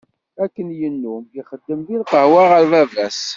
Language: Kabyle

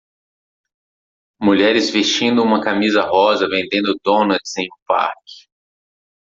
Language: Portuguese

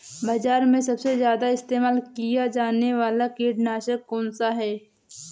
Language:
Hindi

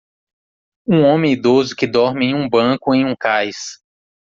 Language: Portuguese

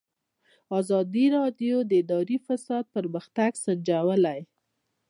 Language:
Pashto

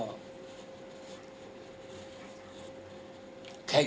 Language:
Thai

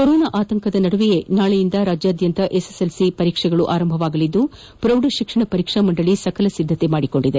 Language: Kannada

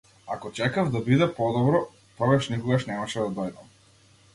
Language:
Macedonian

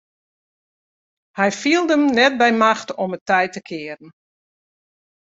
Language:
Western Frisian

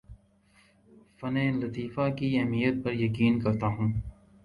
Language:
Urdu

